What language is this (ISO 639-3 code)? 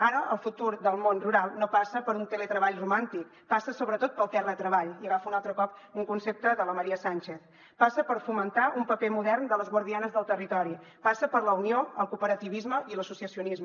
cat